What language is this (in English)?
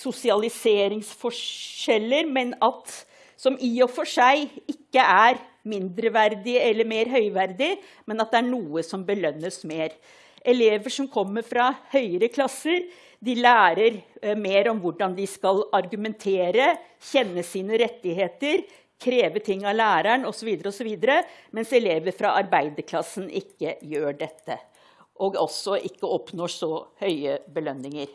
Norwegian